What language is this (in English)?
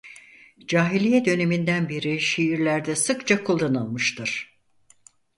Turkish